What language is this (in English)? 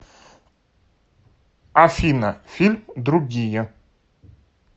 Russian